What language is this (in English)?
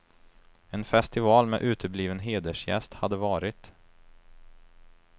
Swedish